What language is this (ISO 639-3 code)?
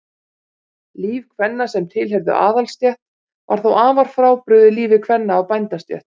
isl